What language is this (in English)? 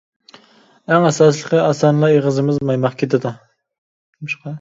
Uyghur